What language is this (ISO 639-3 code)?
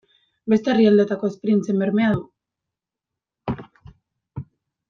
eus